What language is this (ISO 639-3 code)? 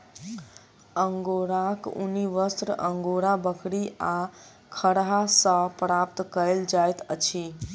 mai